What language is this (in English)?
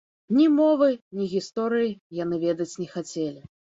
Belarusian